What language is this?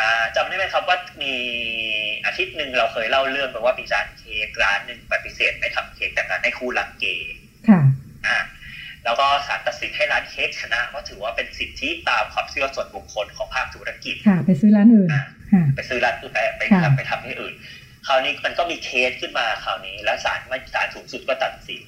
Thai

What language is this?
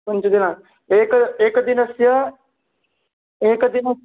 Sanskrit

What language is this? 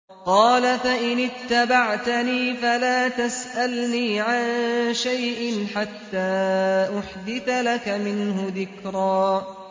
Arabic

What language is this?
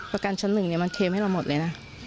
Thai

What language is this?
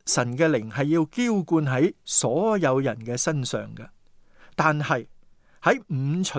Chinese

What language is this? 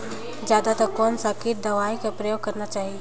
Chhattisgarhi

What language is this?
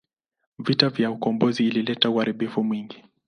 Swahili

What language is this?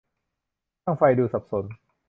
Thai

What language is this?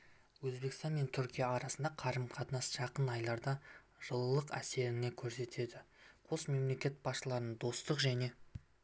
Kazakh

